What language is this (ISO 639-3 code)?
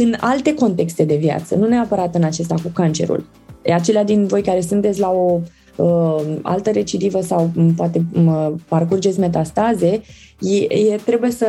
ron